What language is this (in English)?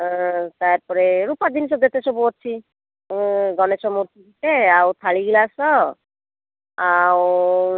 Odia